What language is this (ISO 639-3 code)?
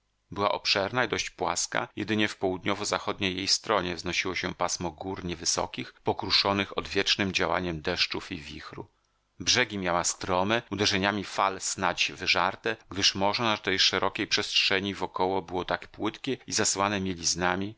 pol